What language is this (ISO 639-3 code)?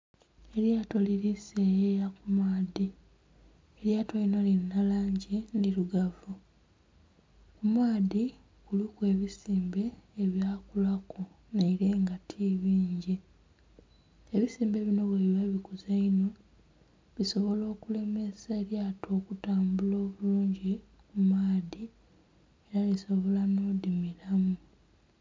xog